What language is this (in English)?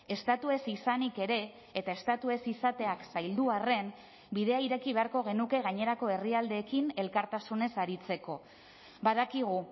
Basque